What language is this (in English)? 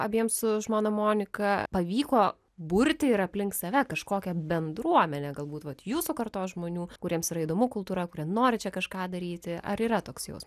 Lithuanian